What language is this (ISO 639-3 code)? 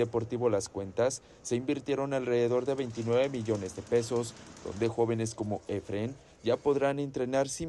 spa